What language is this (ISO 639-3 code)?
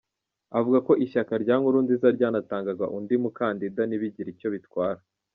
kin